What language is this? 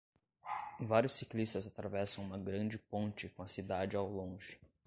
Portuguese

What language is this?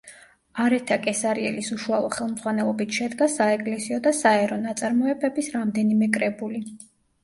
Georgian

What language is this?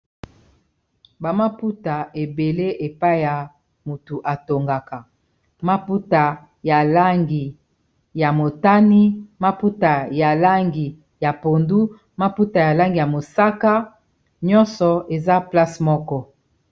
Lingala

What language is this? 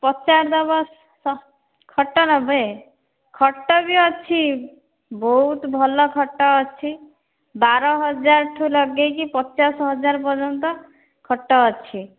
Odia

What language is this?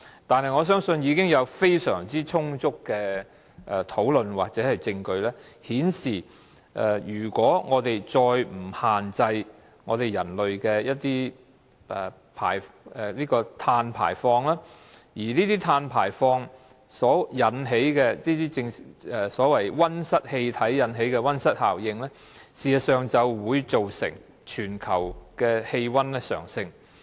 Cantonese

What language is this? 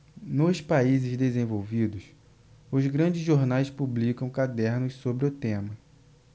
Portuguese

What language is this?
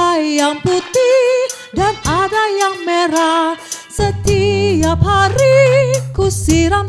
Indonesian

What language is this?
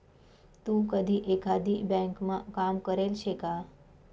Marathi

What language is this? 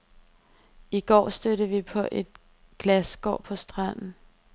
Danish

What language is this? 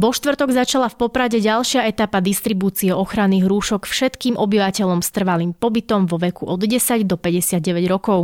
Slovak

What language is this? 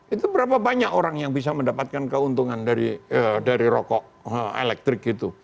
Indonesian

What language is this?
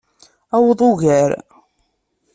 Kabyle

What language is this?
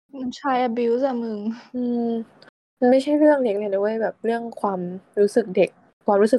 Thai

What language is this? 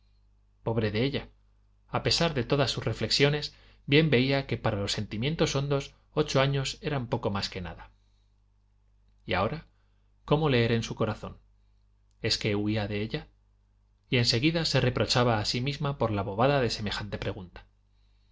Spanish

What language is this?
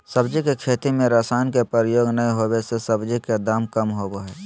Magahi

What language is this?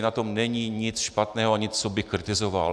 Czech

